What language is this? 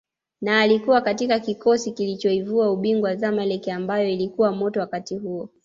Swahili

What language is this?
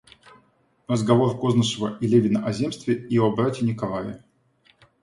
Russian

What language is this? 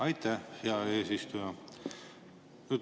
Estonian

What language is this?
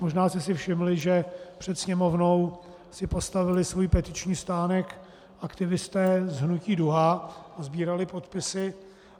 Czech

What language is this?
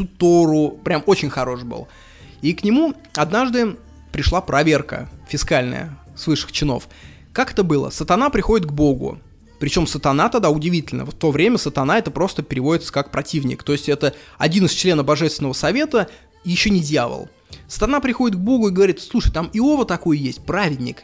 Russian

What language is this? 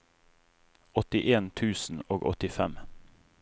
Norwegian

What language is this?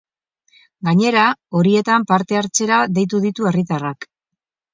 Basque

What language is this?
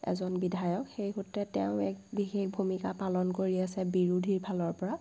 Assamese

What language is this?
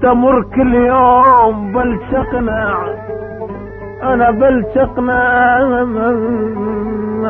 Arabic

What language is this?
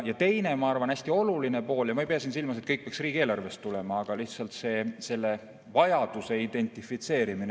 Estonian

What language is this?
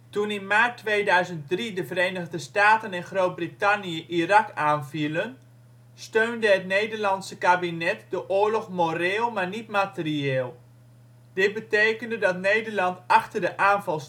Dutch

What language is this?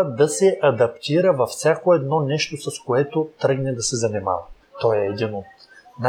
Bulgarian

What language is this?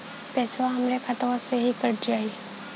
Bhojpuri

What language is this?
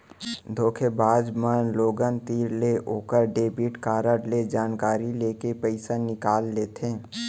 Chhattisgarhi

